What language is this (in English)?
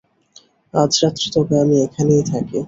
Bangla